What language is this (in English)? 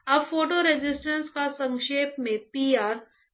Hindi